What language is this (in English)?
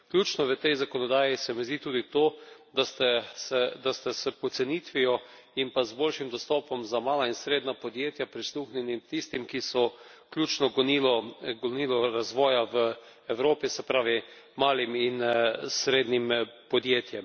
Slovenian